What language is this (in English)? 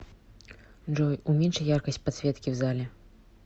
Russian